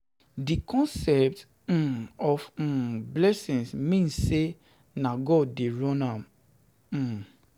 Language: Nigerian Pidgin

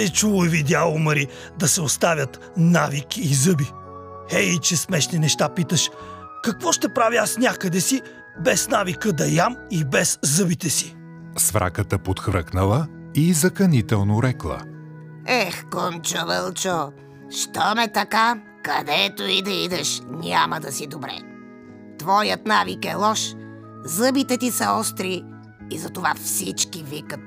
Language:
Bulgarian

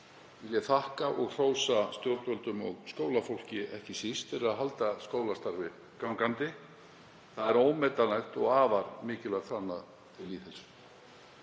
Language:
Icelandic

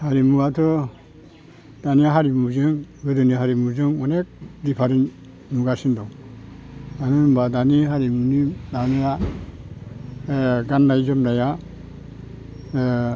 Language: Bodo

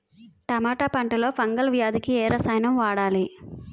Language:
Telugu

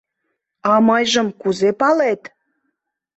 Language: Mari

